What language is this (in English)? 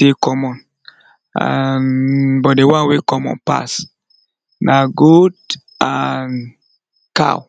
Nigerian Pidgin